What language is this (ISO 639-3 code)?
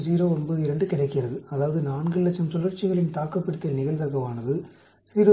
tam